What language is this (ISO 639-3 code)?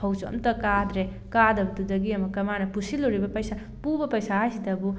mni